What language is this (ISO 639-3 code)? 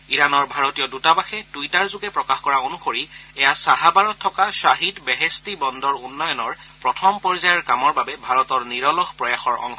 asm